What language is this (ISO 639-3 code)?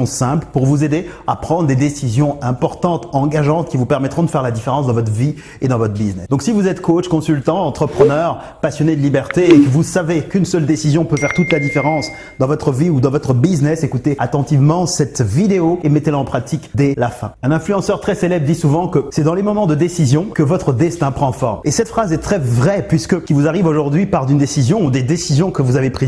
fra